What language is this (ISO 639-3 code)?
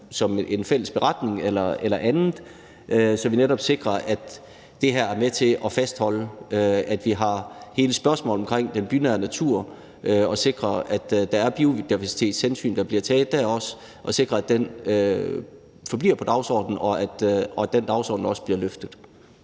dan